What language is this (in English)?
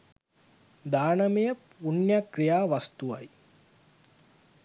Sinhala